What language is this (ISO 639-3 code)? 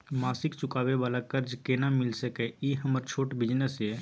mai